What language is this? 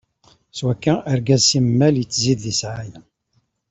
Kabyle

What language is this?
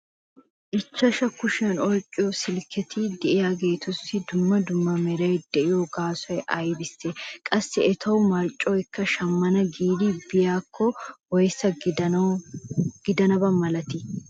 Wolaytta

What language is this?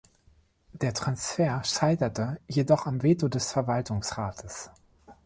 German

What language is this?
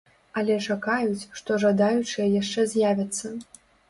Belarusian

